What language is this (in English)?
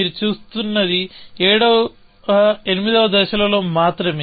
Telugu